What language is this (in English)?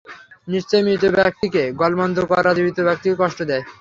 Bangla